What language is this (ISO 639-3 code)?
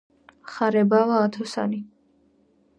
kat